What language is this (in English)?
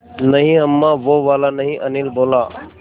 Hindi